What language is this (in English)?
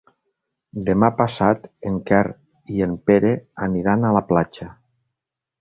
Catalan